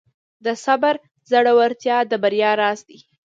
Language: Pashto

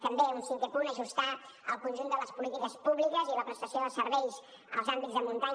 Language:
Catalan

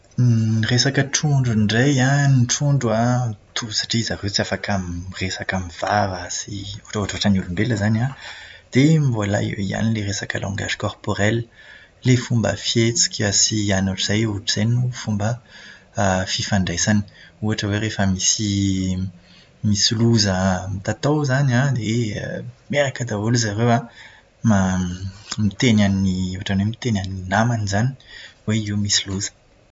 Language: Malagasy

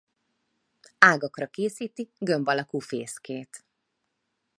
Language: Hungarian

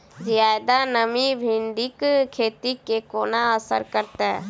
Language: Maithili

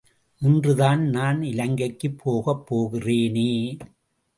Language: Tamil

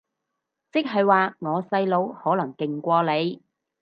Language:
Cantonese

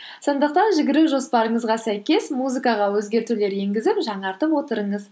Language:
Kazakh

